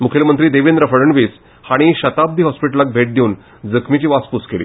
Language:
Konkani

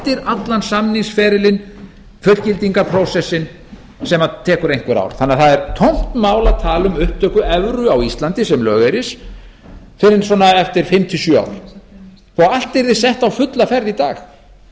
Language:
Icelandic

